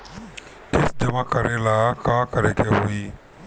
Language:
Bhojpuri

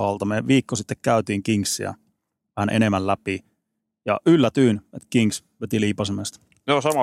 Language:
Finnish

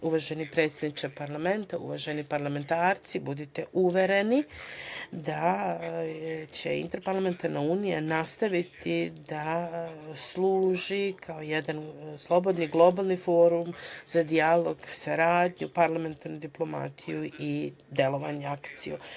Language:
Serbian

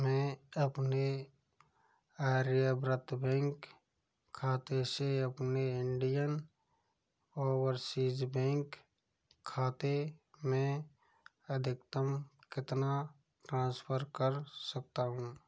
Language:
Hindi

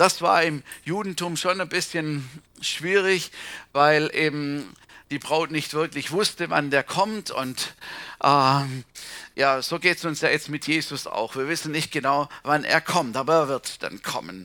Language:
German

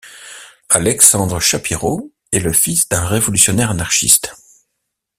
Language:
French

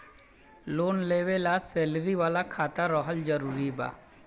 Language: Bhojpuri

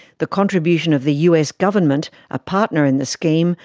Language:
English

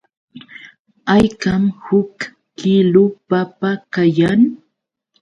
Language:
Yauyos Quechua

